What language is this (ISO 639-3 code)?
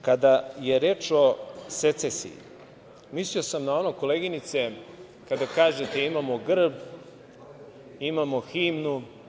srp